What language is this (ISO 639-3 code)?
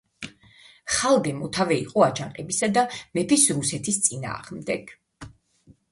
kat